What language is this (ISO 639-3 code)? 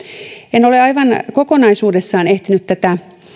fin